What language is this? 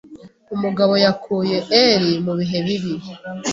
Kinyarwanda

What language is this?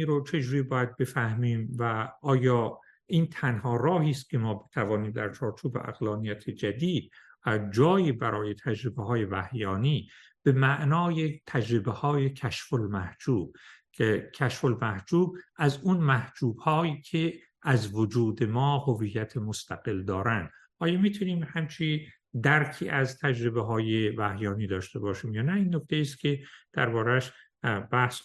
Persian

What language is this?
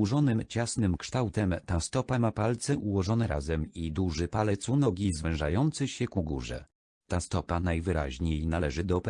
Polish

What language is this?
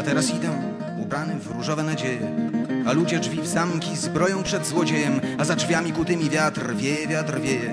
Polish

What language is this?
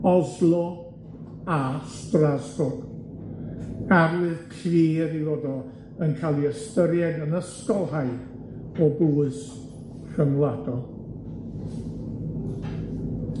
Welsh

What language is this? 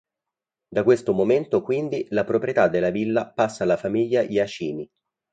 Italian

